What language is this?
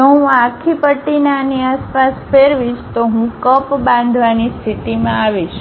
Gujarati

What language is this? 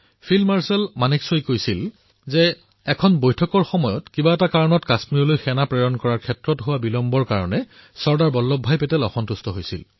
Assamese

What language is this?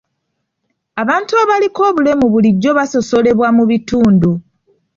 Ganda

